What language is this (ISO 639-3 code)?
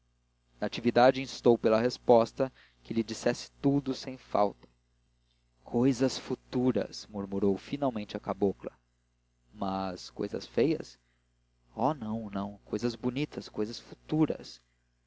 por